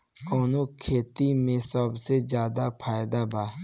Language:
Bhojpuri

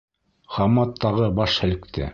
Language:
Bashkir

